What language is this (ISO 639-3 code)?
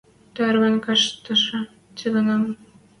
mrj